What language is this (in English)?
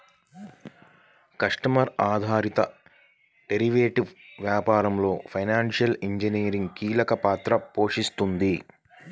Telugu